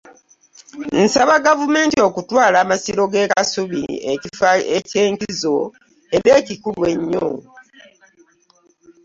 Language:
Ganda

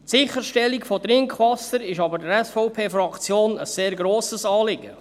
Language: Swiss German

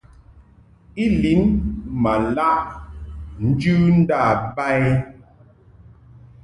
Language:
Mungaka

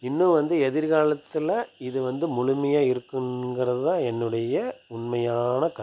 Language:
Tamil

